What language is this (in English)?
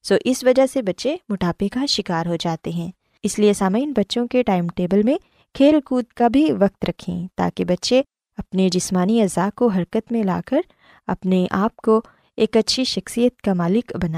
Urdu